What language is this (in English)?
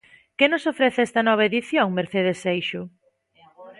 Galician